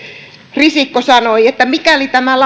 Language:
Finnish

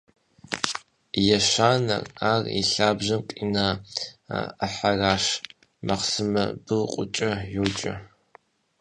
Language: Kabardian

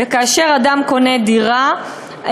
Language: Hebrew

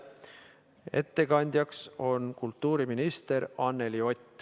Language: Estonian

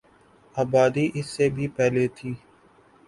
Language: Urdu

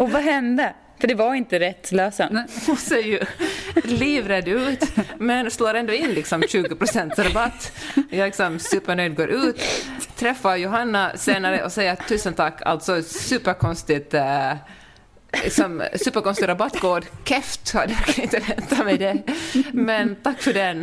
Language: Swedish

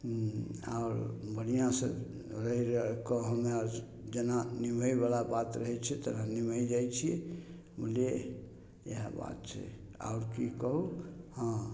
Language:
Maithili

